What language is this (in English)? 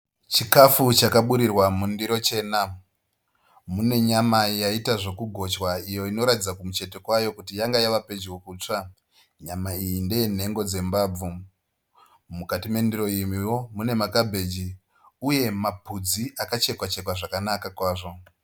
Shona